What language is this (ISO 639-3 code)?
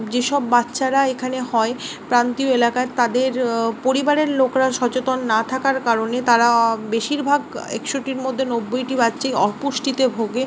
ben